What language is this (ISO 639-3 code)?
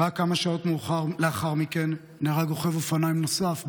heb